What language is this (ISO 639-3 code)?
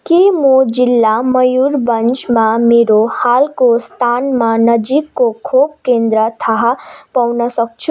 nep